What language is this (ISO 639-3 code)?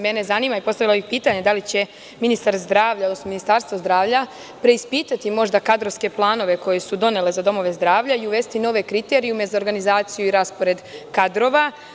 srp